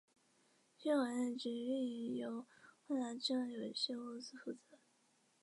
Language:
Chinese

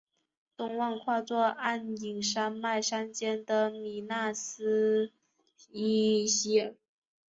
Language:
Chinese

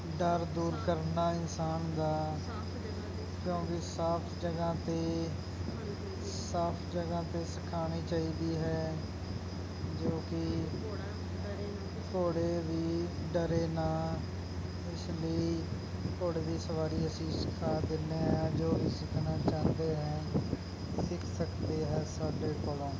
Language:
Punjabi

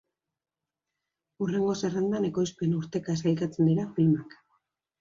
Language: Basque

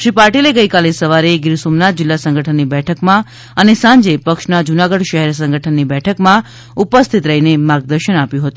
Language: Gujarati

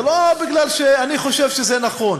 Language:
Hebrew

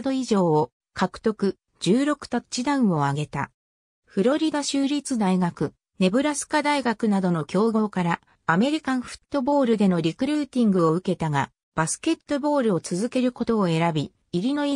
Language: Japanese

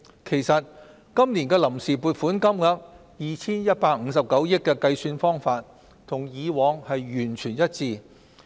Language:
Cantonese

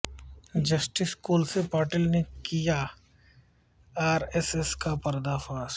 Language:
Urdu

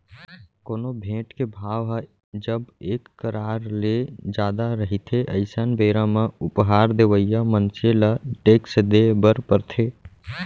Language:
Chhattisgarhi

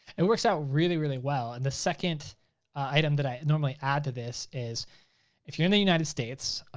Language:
English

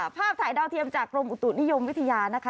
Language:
Thai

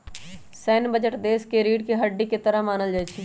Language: Magahi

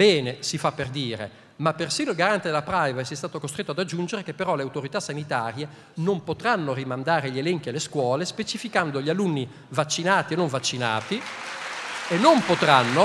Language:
Italian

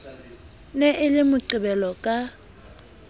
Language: Southern Sotho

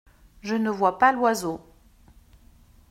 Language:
French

